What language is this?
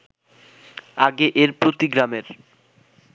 Bangla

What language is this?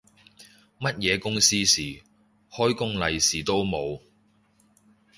Cantonese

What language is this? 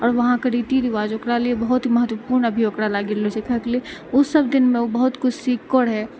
Maithili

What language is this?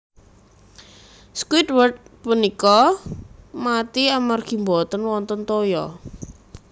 Javanese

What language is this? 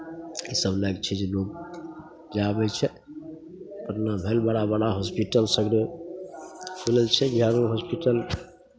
Maithili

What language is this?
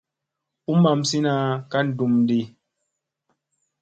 Musey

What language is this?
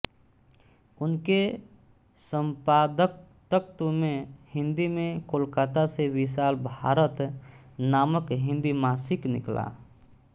Hindi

